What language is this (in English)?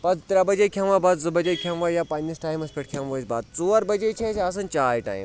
Kashmiri